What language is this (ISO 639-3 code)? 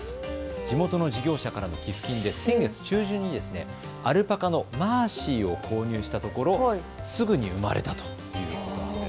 jpn